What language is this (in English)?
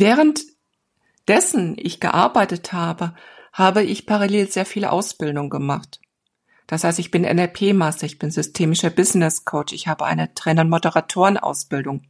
German